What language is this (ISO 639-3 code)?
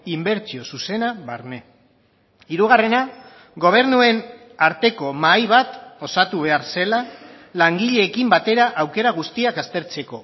eus